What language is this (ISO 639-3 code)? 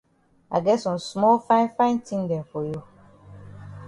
wes